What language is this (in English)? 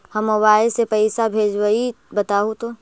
Magahi